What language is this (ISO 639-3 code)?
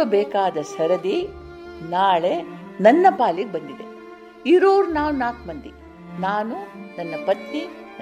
kan